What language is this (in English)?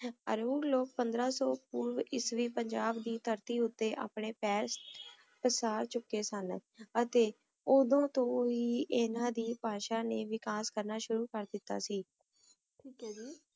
Punjabi